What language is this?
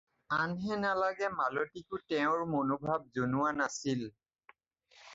Assamese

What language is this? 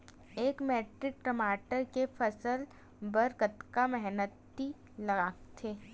Chhattisgarhi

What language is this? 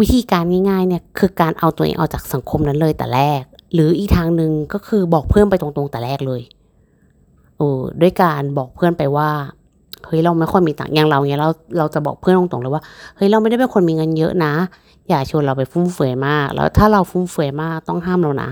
Thai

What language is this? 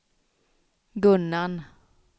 Swedish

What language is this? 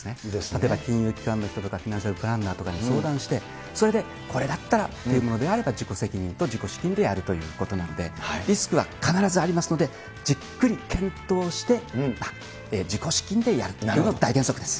Japanese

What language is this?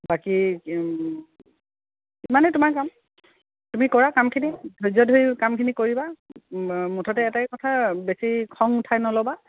Assamese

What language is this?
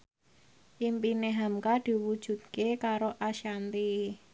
Javanese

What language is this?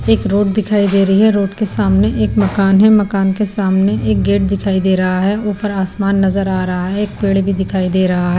Hindi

